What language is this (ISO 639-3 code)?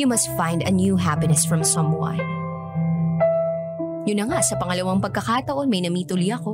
fil